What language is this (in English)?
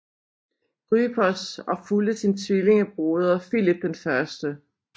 Danish